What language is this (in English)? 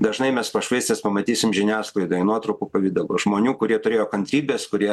Lithuanian